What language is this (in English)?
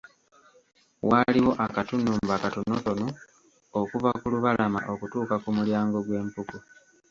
Ganda